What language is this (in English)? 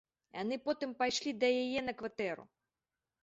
Belarusian